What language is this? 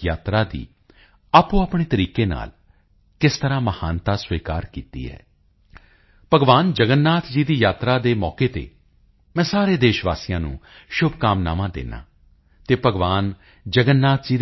Punjabi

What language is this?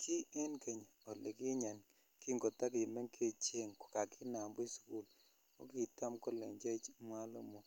Kalenjin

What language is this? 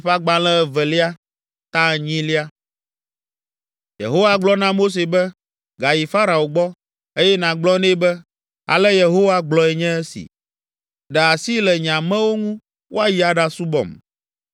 Ewe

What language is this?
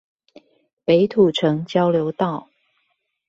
Chinese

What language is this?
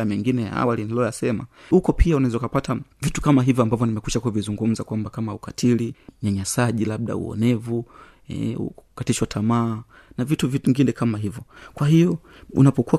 Swahili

